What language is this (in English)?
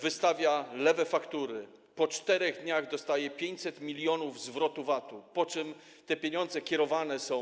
Polish